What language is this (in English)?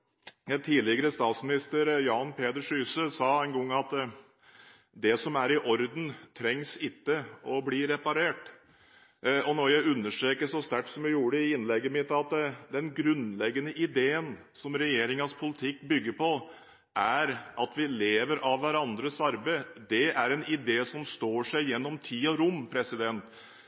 Norwegian Bokmål